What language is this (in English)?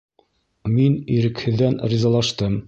Bashkir